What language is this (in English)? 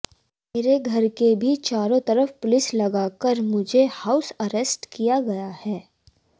Hindi